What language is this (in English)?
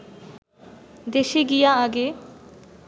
Bangla